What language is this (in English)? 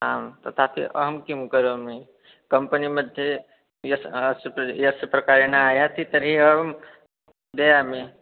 Sanskrit